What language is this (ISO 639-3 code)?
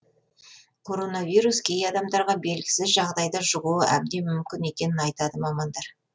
kaz